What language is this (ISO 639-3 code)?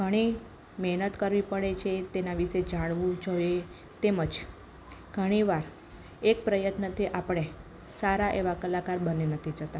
guj